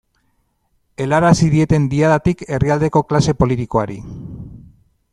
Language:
Basque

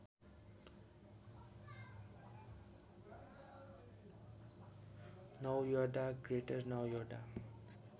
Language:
Nepali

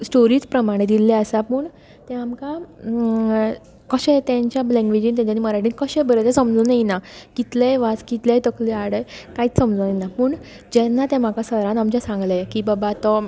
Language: Konkani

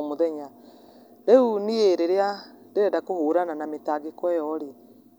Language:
Kikuyu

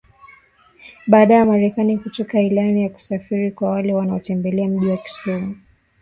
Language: Swahili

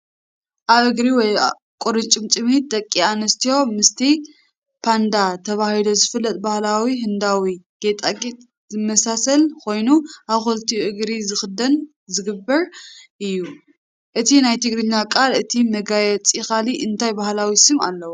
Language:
Tigrinya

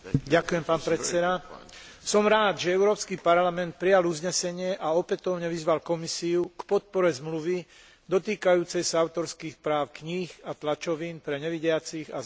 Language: Slovak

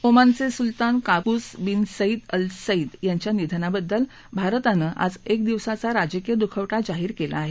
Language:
Marathi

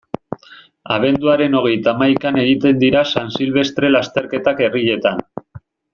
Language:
Basque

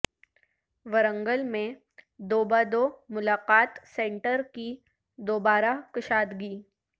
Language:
Urdu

